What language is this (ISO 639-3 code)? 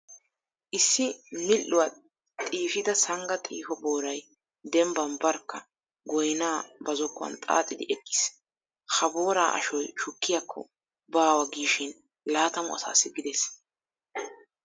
wal